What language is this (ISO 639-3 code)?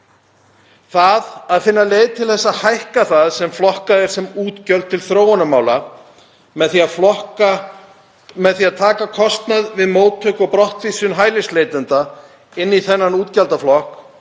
isl